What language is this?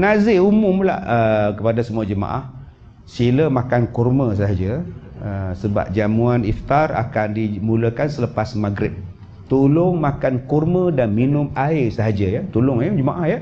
Malay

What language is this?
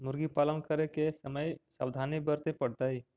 Magahi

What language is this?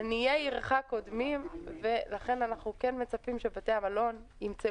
Hebrew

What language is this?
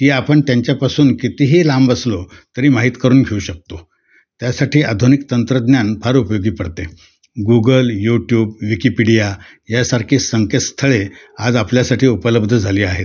Marathi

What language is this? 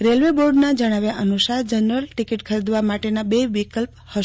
Gujarati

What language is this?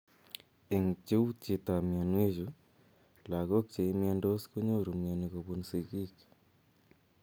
Kalenjin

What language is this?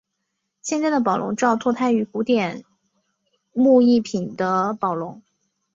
Chinese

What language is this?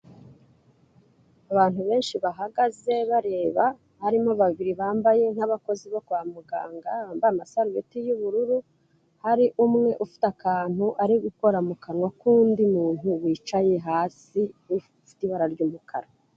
Kinyarwanda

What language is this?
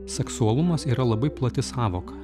Lithuanian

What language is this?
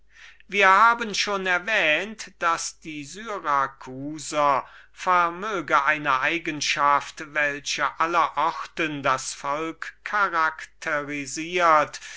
German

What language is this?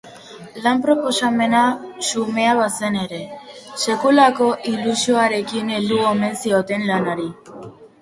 Basque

